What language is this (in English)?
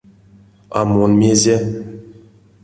Erzya